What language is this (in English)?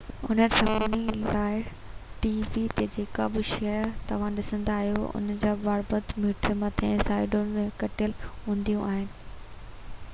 Sindhi